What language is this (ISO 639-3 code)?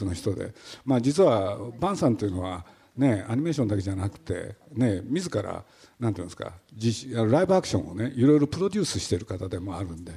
jpn